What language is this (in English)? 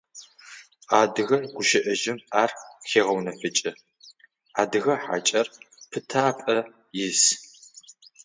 Adyghe